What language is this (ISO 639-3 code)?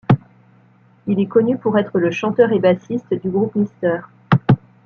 fra